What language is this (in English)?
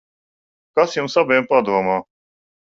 Latvian